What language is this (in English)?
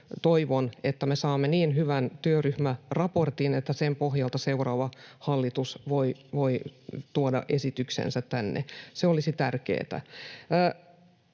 Finnish